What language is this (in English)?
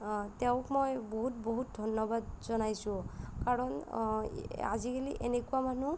Assamese